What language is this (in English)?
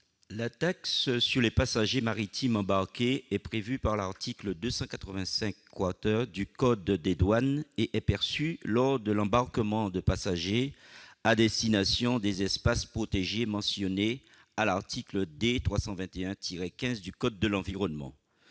French